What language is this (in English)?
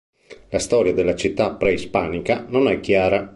Italian